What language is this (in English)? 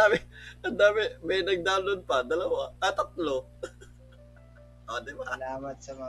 Filipino